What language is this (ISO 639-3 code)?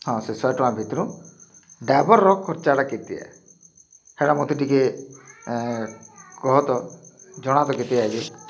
ori